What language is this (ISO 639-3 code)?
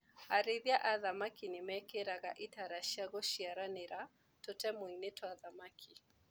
kik